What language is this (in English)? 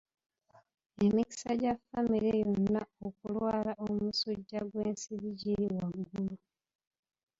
Ganda